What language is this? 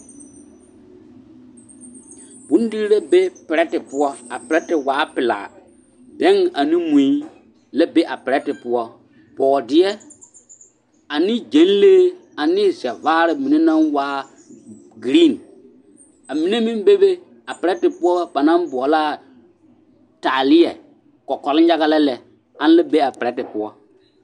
Southern Dagaare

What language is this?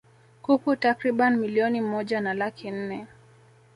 Swahili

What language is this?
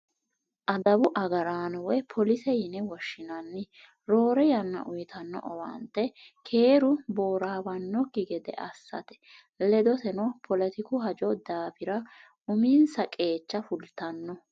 Sidamo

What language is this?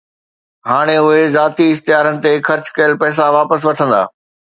Sindhi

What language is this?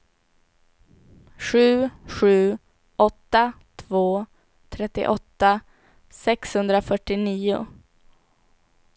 Swedish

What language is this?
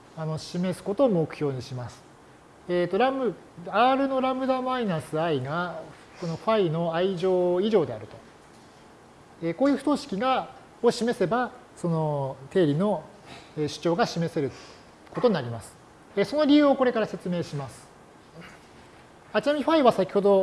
Japanese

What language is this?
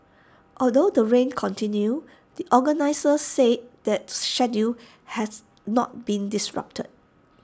English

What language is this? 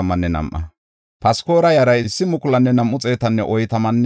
Gofa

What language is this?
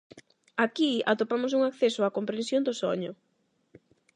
Galician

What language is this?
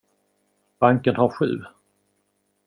Swedish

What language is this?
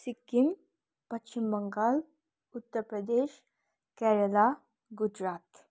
Nepali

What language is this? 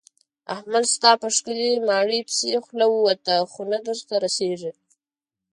Pashto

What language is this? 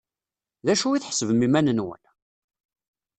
Kabyle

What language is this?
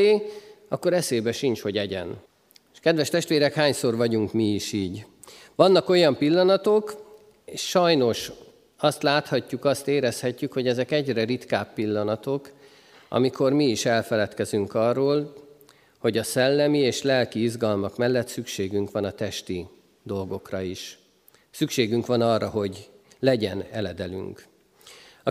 Hungarian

